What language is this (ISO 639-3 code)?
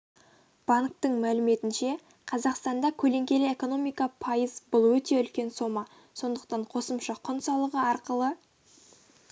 kaz